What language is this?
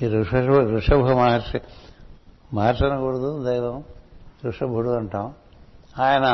Telugu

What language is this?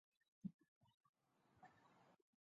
Chinese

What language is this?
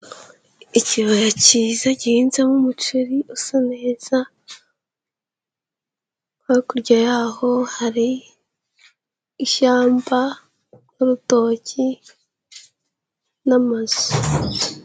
Kinyarwanda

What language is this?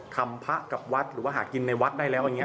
Thai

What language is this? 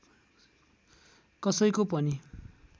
Nepali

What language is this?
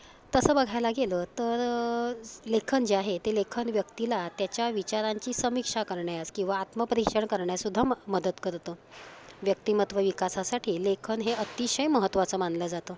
Marathi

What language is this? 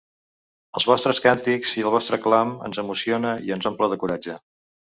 Catalan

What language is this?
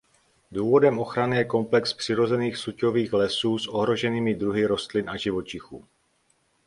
Czech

